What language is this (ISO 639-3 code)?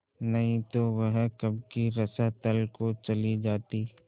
hin